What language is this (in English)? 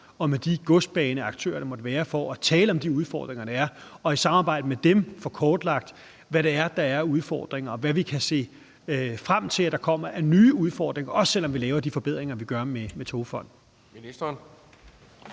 Danish